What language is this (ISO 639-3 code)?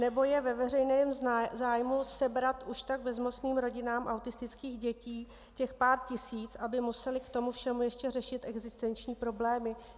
ces